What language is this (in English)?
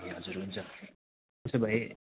Nepali